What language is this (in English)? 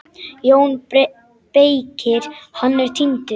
Icelandic